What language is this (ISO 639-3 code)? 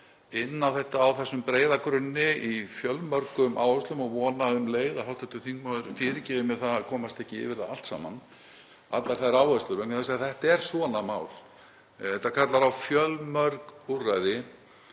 isl